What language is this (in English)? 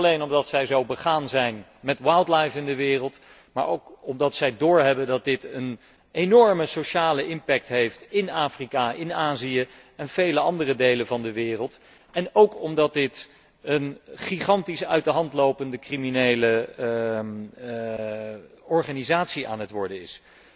Dutch